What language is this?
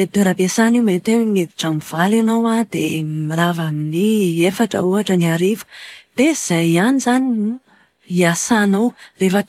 Malagasy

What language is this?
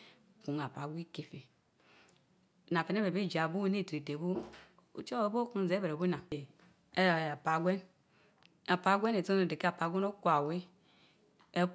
Mbe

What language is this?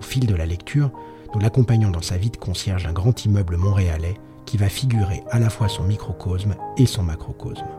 French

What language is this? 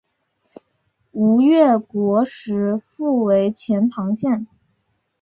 Chinese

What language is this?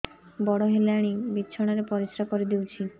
Odia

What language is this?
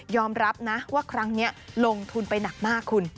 Thai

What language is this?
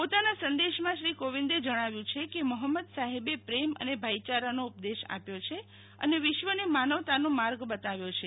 Gujarati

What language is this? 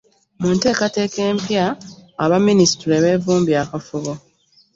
Ganda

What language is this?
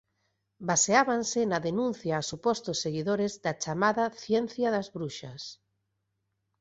Galician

